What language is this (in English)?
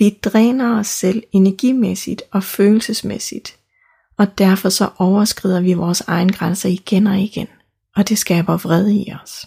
Danish